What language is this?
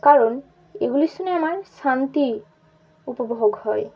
Bangla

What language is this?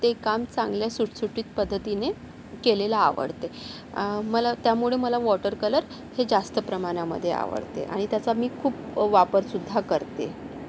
Marathi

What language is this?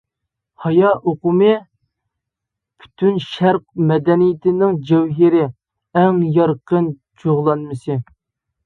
Uyghur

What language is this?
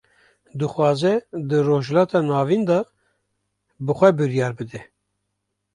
Kurdish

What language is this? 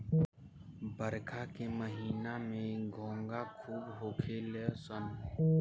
Bhojpuri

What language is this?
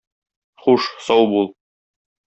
Tatar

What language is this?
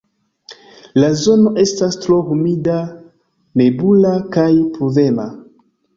Esperanto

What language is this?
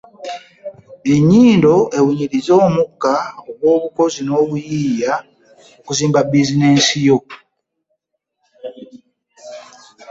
Ganda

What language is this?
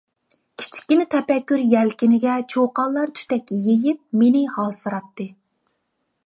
Uyghur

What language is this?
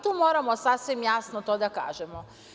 Serbian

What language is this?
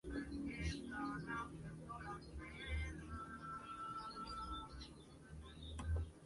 Spanish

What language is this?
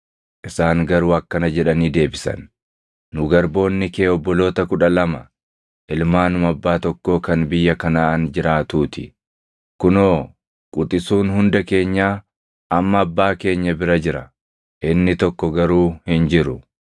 Oromo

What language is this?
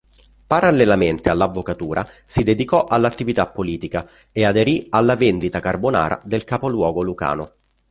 Italian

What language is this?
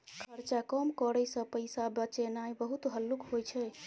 Maithili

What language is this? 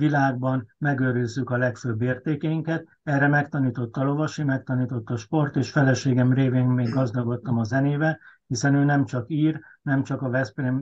Hungarian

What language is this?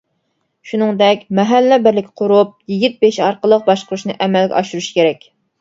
Uyghur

